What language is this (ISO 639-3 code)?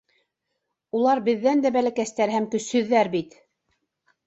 bak